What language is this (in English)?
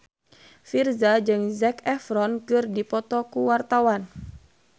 Sundanese